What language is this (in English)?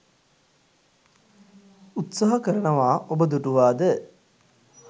Sinhala